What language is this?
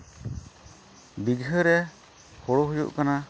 Santali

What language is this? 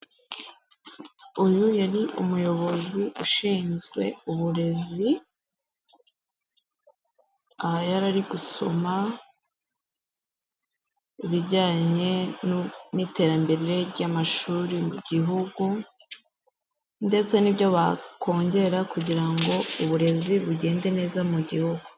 Kinyarwanda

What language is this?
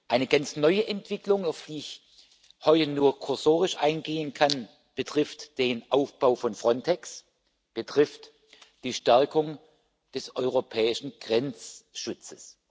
German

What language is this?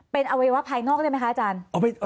Thai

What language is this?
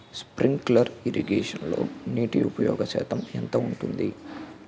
Telugu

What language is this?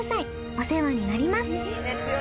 Japanese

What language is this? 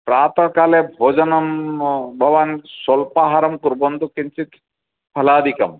Sanskrit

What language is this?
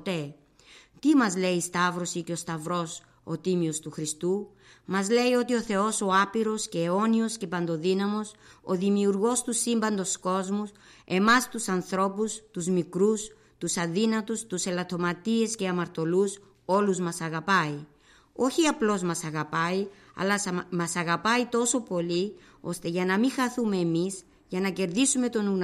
Greek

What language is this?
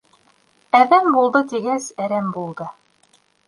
Bashkir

